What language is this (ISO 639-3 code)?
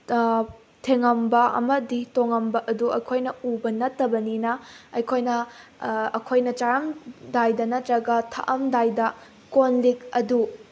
mni